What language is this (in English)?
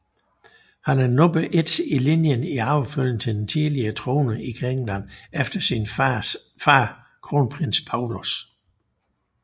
Danish